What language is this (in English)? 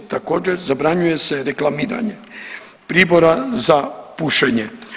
Croatian